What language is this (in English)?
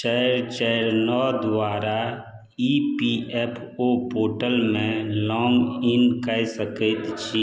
Maithili